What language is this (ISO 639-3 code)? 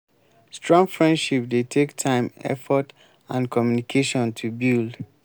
pcm